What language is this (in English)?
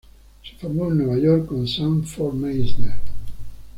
Spanish